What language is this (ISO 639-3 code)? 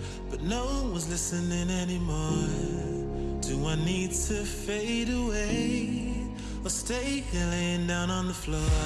eng